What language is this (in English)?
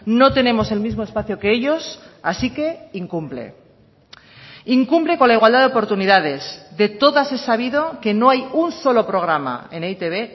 Spanish